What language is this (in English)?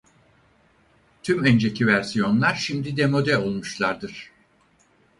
Turkish